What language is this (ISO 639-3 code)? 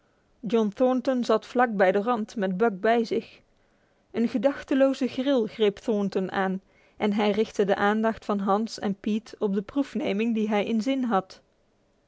nld